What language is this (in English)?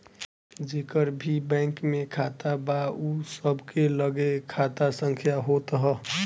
Bhojpuri